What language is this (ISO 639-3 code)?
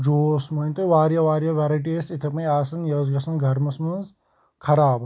kas